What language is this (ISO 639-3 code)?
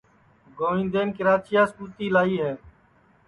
ssi